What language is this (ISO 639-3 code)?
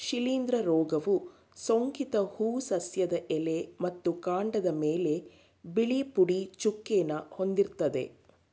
kan